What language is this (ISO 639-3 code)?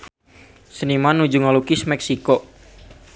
sun